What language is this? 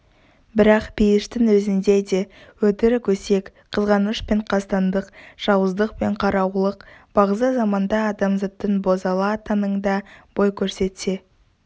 Kazakh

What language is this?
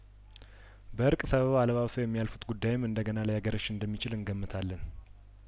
Amharic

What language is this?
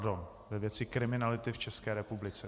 Czech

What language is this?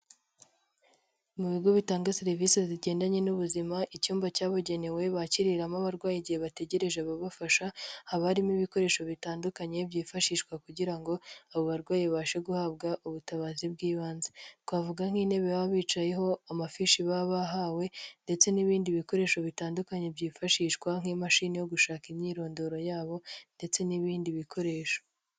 Kinyarwanda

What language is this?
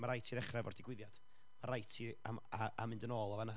Welsh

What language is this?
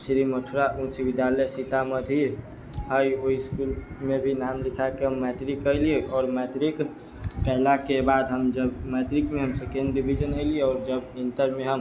Maithili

